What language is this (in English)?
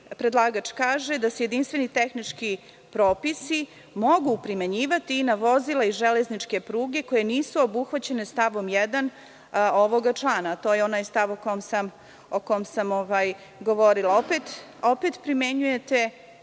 Serbian